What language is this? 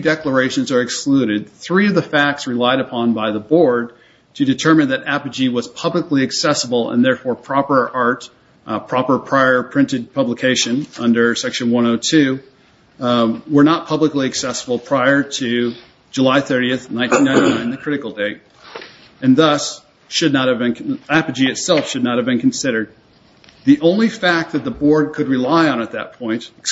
English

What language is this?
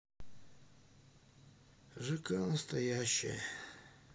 Russian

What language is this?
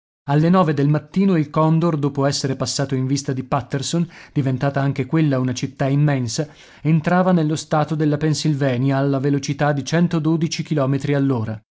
Italian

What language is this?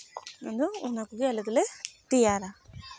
Santali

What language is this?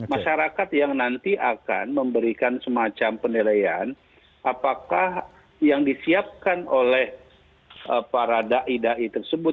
Indonesian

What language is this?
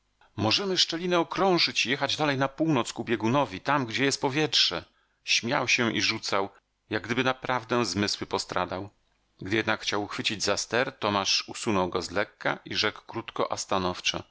Polish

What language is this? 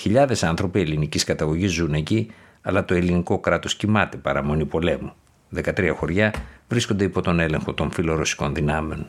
Greek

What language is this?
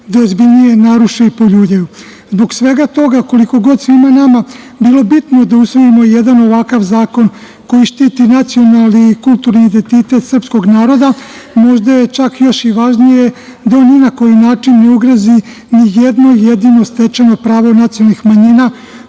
Serbian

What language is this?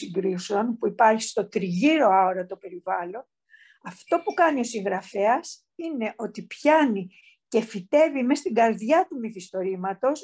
Greek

